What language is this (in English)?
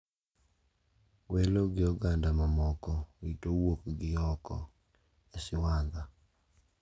Luo (Kenya and Tanzania)